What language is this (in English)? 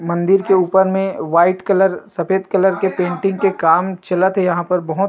Chhattisgarhi